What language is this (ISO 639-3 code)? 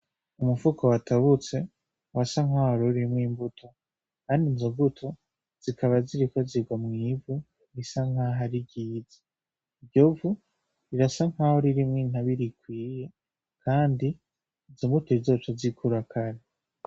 run